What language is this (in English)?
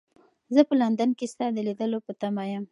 Pashto